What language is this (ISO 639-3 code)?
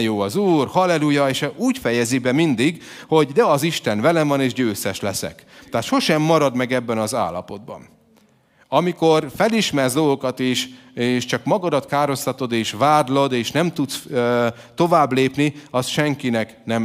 hun